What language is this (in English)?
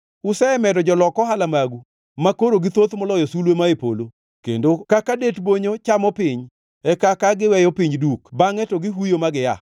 Luo (Kenya and Tanzania)